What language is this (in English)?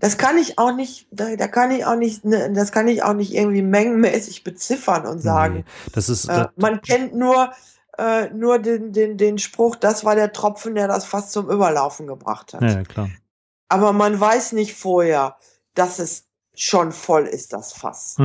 German